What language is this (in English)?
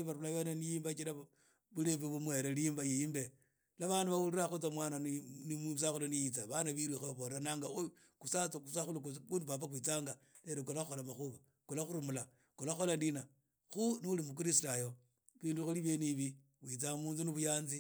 Idakho-Isukha-Tiriki